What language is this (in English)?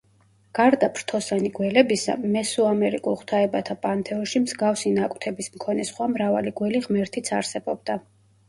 Georgian